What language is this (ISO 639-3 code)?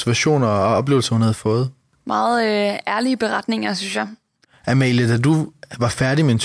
dan